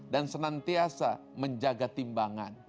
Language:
Indonesian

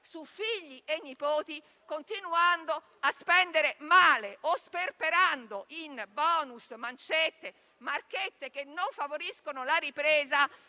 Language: Italian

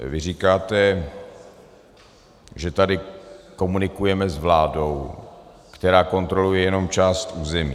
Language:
Czech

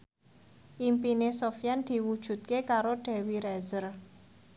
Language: Javanese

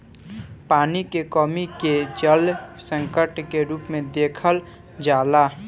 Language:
Bhojpuri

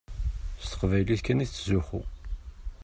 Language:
Kabyle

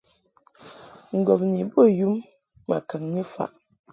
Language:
Mungaka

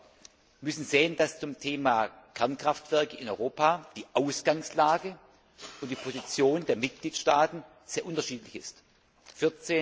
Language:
German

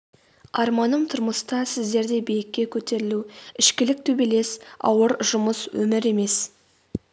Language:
Kazakh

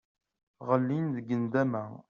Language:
Kabyle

